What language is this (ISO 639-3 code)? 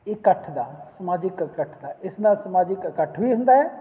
pan